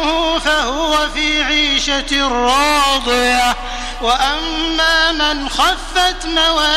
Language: Arabic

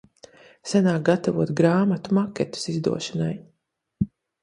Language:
Latvian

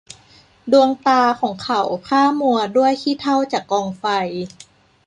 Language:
Thai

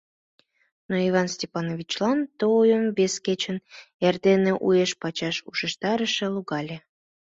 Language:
Mari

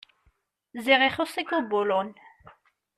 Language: Kabyle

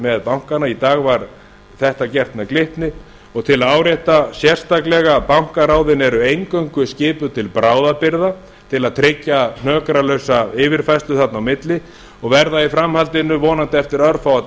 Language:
Icelandic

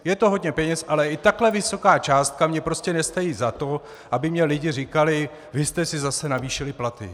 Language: Czech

